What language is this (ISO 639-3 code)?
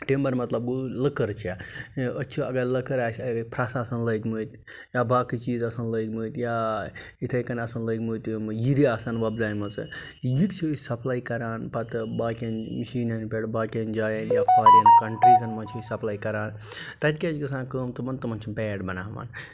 kas